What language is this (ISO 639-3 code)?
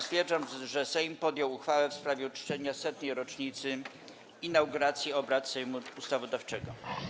pol